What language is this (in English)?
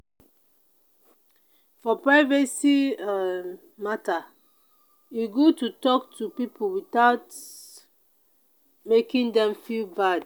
Nigerian Pidgin